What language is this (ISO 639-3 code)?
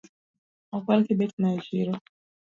luo